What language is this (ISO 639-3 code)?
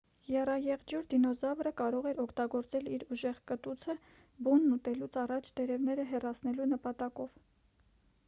hye